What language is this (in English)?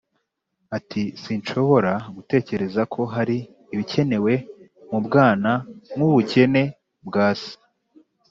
Kinyarwanda